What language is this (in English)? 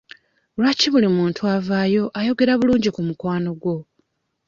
Ganda